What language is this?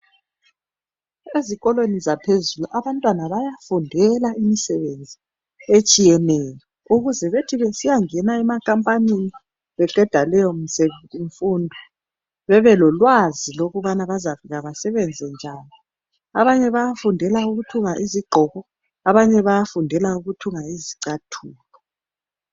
North Ndebele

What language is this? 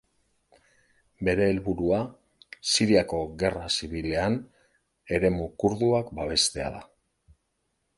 Basque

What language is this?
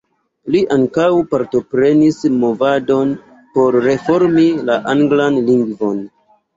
Esperanto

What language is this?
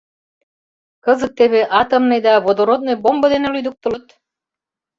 Mari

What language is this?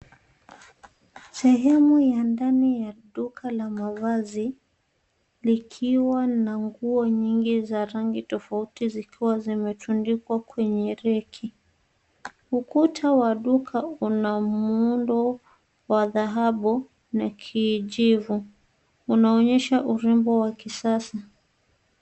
Swahili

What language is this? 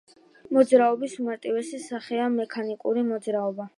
Georgian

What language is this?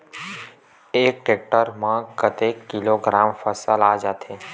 Chhattisgarhi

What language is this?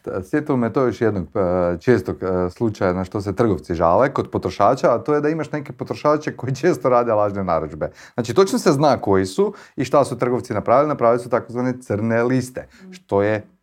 Croatian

